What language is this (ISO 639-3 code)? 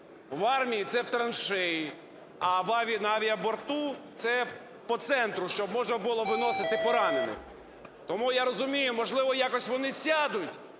ukr